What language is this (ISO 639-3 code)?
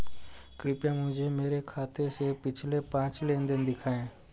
hin